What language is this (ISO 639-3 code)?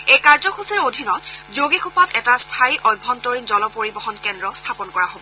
asm